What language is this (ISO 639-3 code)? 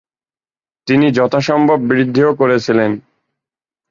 ben